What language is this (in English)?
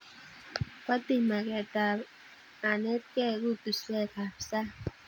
Kalenjin